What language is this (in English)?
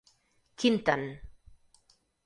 Catalan